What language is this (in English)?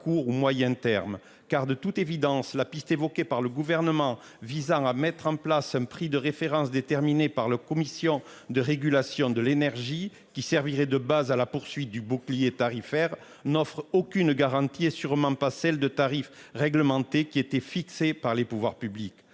French